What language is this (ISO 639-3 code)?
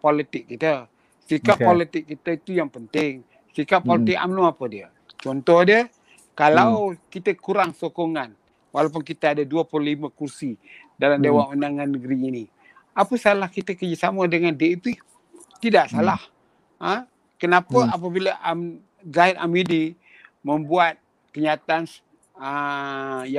msa